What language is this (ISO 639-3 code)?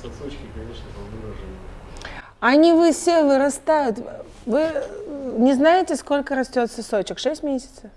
rus